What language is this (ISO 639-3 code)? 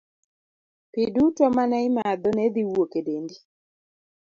luo